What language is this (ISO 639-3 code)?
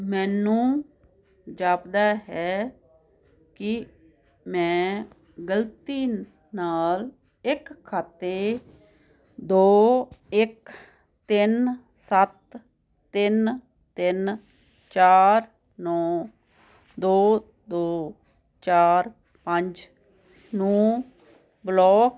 pan